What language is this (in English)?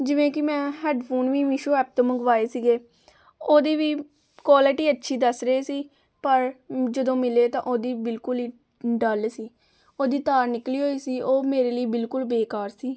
Punjabi